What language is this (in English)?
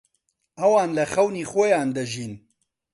Central Kurdish